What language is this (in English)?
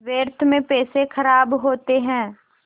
Hindi